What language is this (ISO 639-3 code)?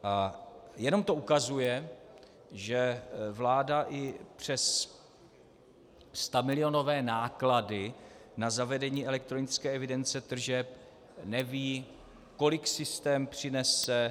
ces